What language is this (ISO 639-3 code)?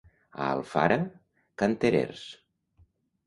cat